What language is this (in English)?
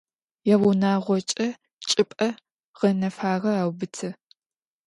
Adyghe